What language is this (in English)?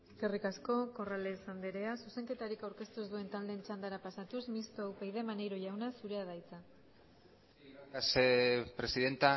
Basque